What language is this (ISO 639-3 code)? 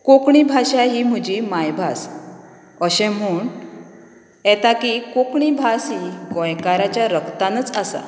kok